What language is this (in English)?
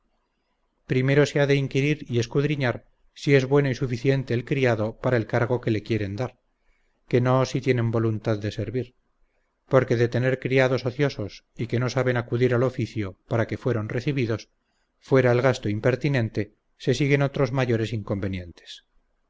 Spanish